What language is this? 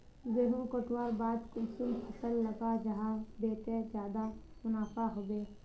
Magahi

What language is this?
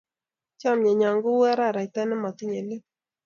Kalenjin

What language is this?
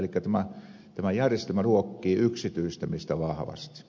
Finnish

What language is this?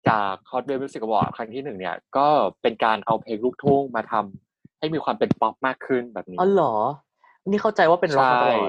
Thai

